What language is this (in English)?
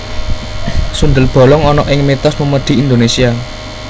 Javanese